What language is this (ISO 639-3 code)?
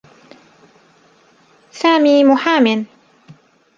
ara